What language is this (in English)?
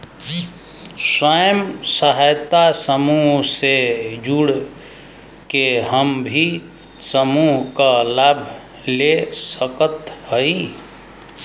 Bhojpuri